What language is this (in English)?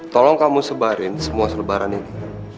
Indonesian